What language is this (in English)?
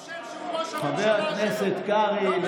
Hebrew